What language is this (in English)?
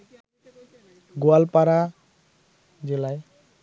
Bangla